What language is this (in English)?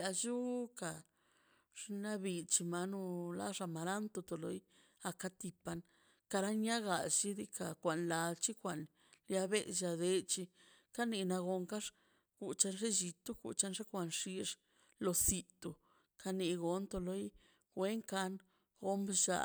Mazaltepec Zapotec